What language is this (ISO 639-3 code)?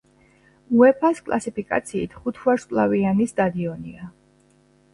kat